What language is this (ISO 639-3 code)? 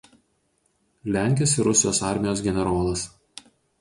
lit